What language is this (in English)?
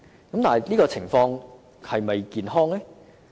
Cantonese